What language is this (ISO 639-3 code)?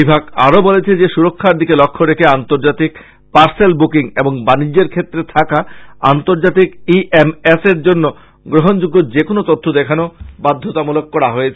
ben